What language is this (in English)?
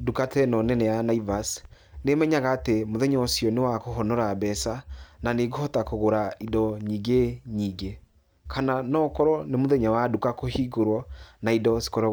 Kikuyu